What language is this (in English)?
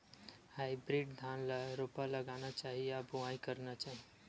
Chhattisgarhi